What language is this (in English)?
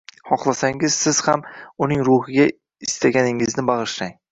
Uzbek